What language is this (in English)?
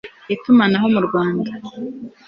Kinyarwanda